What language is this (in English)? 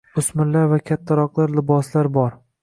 Uzbek